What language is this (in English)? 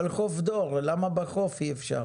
Hebrew